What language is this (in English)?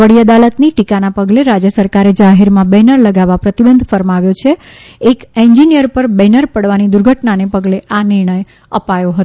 Gujarati